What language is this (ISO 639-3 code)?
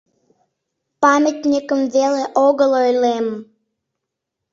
chm